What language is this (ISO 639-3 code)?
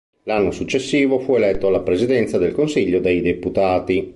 ita